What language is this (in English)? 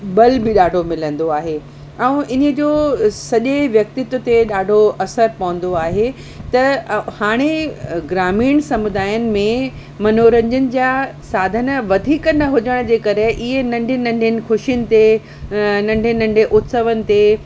Sindhi